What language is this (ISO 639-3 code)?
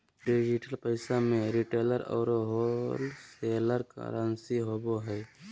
mag